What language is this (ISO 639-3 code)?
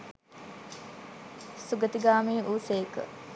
sin